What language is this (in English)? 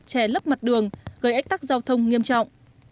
Vietnamese